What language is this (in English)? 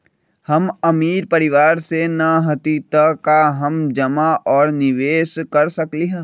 Magahi